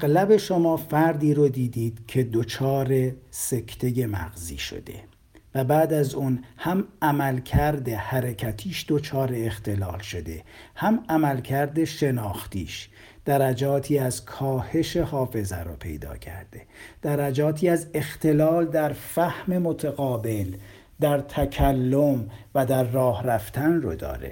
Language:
Persian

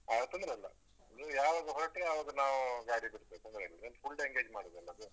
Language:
Kannada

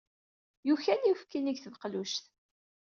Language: Kabyle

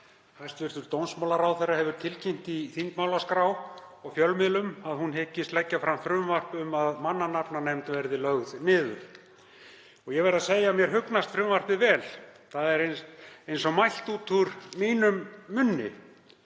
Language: Icelandic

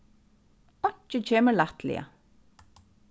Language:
Faroese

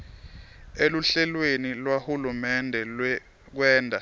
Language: Swati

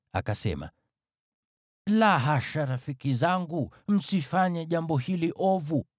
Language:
Swahili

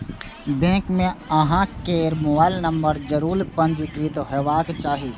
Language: Maithili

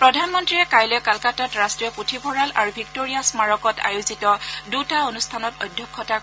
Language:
Assamese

